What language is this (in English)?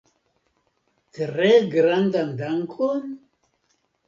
Esperanto